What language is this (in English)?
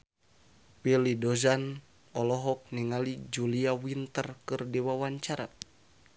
Sundanese